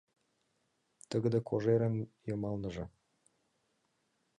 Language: Mari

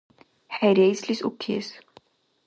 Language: Dargwa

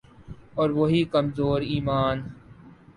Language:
Urdu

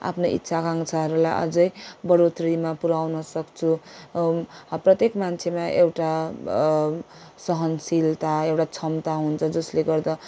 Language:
Nepali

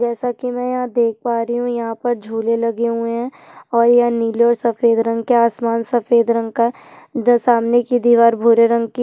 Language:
Hindi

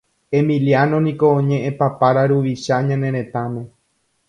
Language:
Guarani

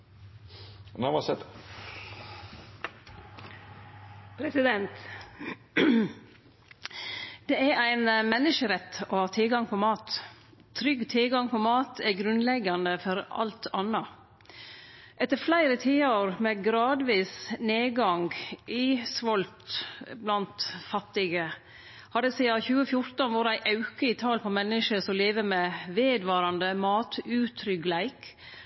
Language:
Norwegian Nynorsk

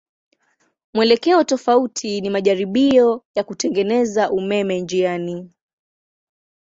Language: Swahili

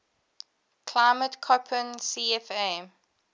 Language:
English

